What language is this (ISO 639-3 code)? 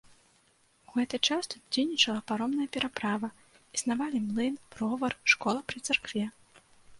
bel